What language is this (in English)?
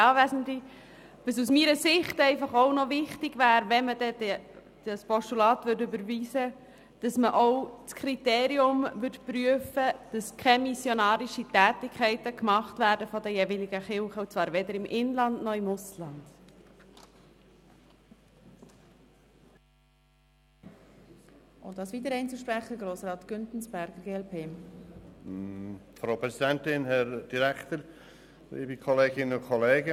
Swiss German